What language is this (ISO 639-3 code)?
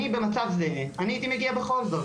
heb